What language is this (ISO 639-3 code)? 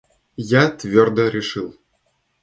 rus